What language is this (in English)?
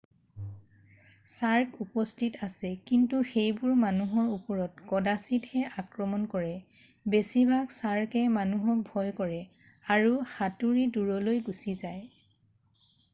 Assamese